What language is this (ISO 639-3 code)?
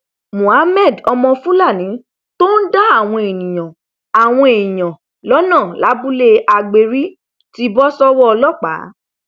yor